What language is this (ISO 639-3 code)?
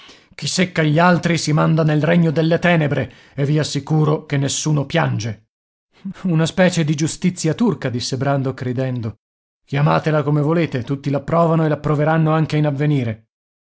ita